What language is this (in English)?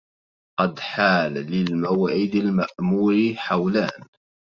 Arabic